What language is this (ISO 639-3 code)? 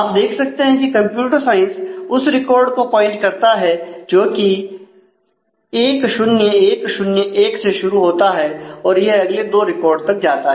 hin